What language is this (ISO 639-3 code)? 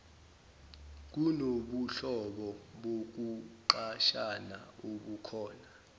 zul